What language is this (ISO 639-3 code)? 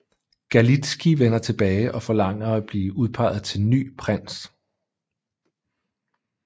dan